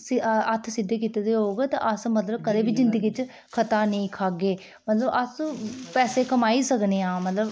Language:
Dogri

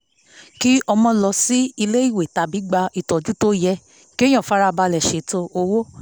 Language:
Yoruba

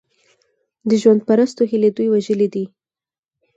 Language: Pashto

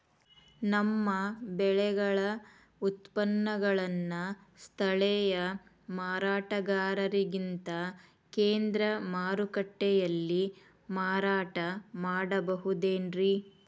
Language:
Kannada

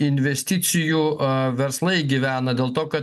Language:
Lithuanian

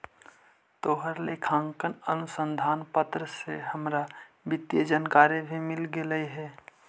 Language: Magahi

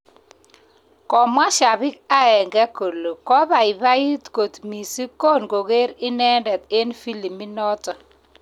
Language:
Kalenjin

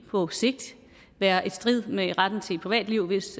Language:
Danish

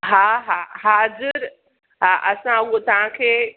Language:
Sindhi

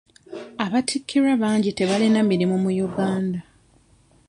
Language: Ganda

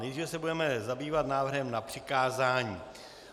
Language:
Czech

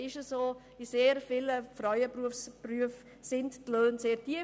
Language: Swiss German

